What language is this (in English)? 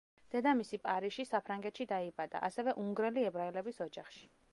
Georgian